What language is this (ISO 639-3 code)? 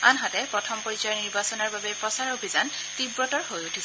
asm